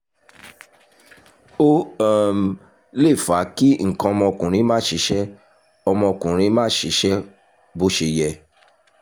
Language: Yoruba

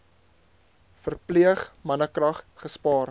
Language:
Afrikaans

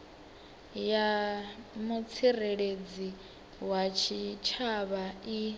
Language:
Venda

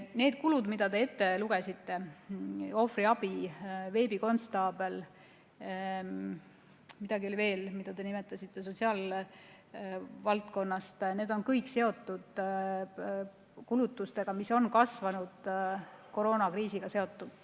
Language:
Estonian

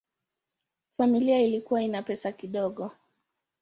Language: Swahili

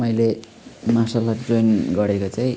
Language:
Nepali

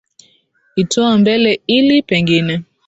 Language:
Swahili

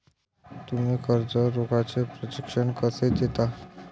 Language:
Marathi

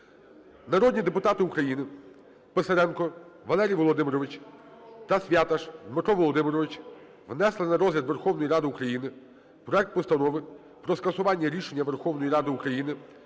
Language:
Ukrainian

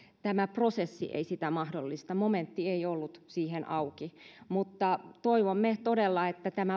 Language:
Finnish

